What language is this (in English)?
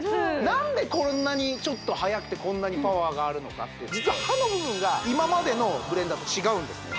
Japanese